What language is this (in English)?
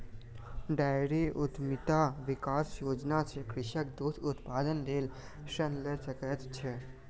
Maithili